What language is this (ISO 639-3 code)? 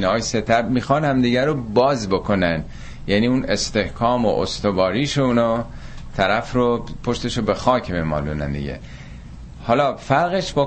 fas